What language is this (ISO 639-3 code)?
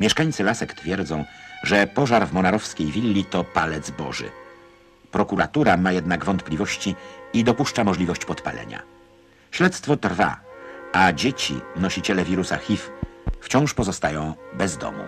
pol